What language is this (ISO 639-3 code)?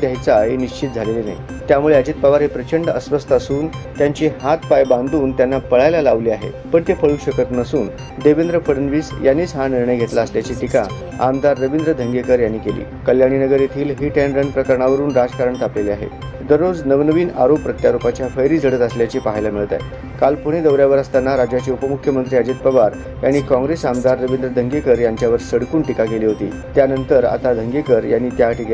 mar